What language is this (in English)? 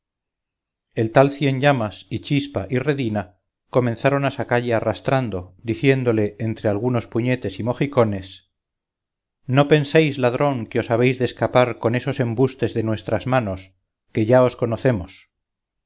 Spanish